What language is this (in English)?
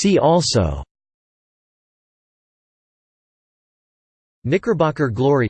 English